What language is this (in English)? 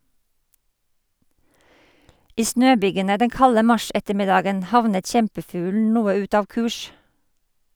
Norwegian